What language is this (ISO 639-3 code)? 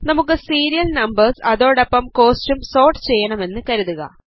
mal